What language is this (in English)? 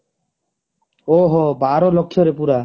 Odia